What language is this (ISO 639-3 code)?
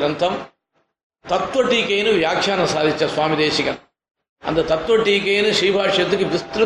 tam